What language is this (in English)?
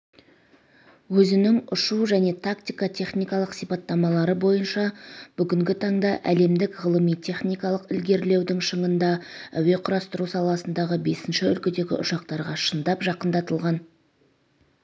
Kazakh